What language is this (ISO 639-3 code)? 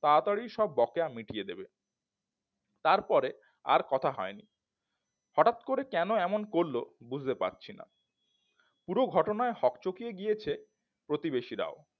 ben